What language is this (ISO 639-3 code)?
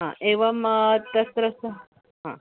san